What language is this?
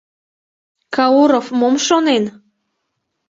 Mari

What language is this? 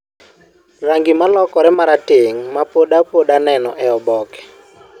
Luo (Kenya and Tanzania)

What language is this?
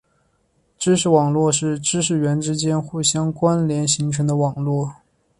Chinese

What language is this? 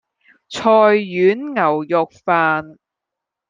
Cantonese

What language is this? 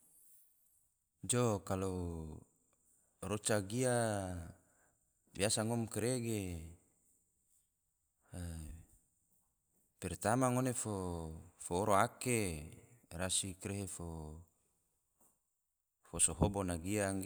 Tidore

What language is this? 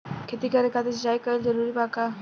Bhojpuri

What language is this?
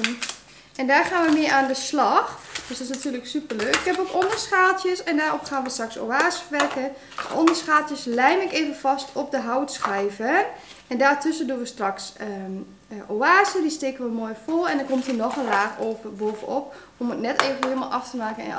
Dutch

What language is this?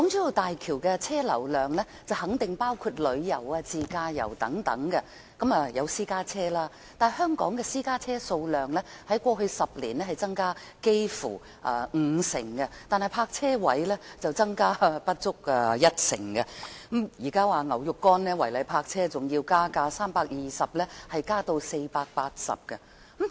Cantonese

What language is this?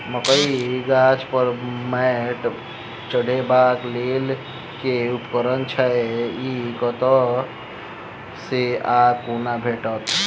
Maithili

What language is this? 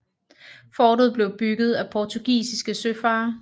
Danish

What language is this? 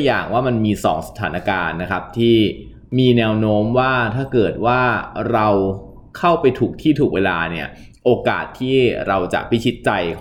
Thai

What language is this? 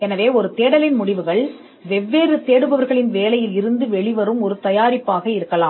Tamil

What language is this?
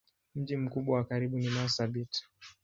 Swahili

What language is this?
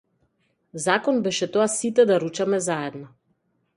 Macedonian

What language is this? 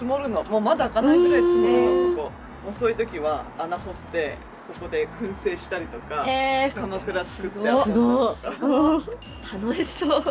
Japanese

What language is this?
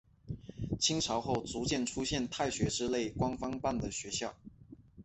Chinese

